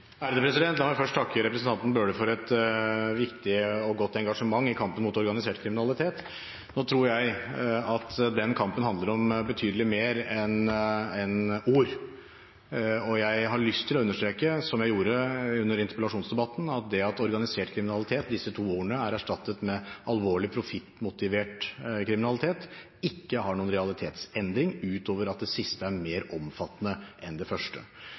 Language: Norwegian Bokmål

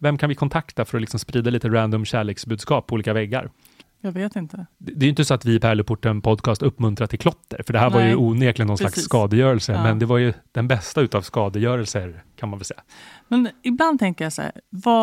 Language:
Swedish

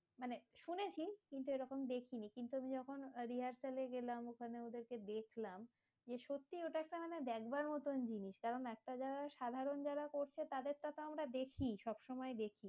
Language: Bangla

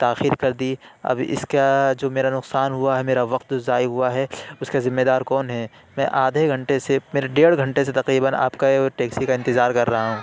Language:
Urdu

